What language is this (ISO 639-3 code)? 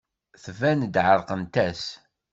kab